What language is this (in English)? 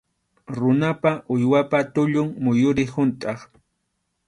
Arequipa-La Unión Quechua